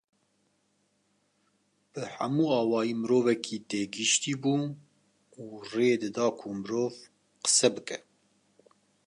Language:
Kurdish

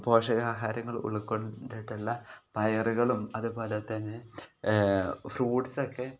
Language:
Malayalam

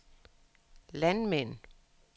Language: Danish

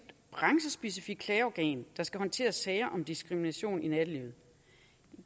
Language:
Danish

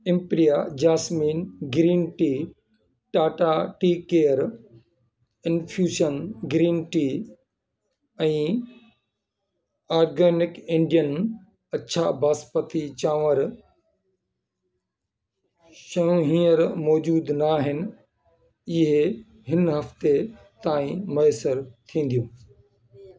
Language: Sindhi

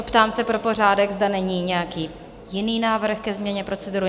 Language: Czech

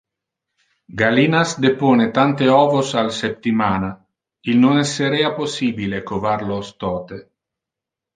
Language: Interlingua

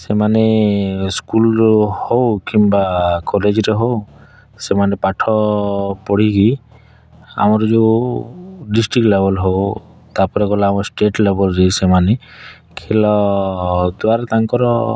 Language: Odia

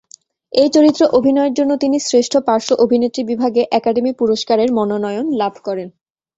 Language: Bangla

